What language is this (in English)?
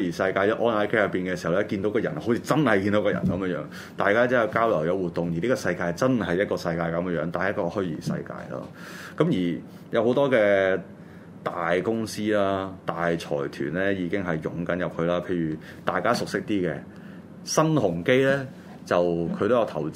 Chinese